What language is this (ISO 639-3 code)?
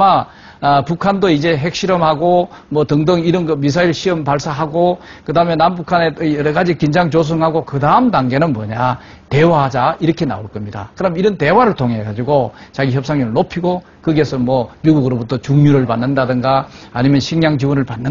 kor